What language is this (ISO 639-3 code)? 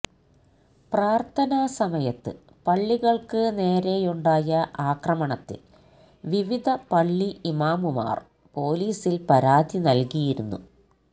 mal